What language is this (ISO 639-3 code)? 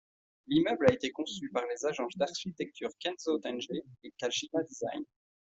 fra